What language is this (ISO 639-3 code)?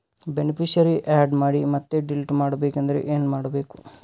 kan